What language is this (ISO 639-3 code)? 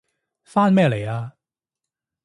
yue